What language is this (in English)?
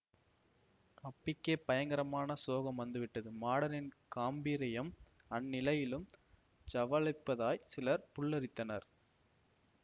Tamil